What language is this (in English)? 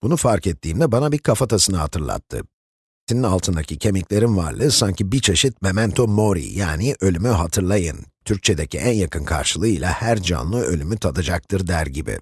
Turkish